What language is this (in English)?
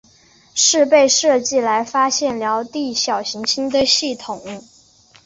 Chinese